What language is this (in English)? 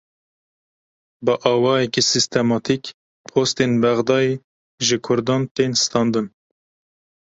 Kurdish